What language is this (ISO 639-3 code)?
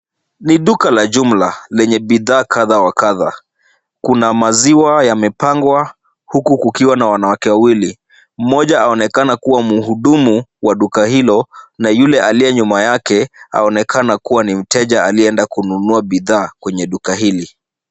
swa